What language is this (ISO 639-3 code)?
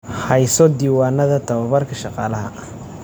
som